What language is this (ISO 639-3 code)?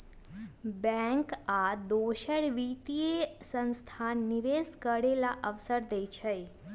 mag